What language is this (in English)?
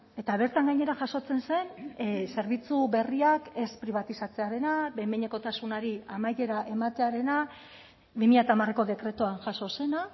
Basque